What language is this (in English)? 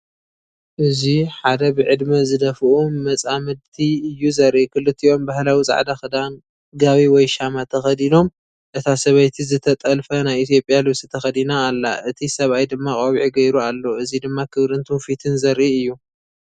Tigrinya